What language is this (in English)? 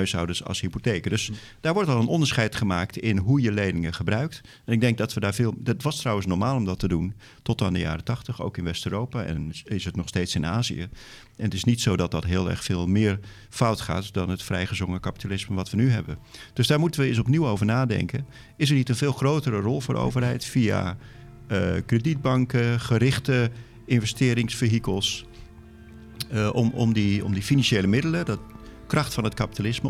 Dutch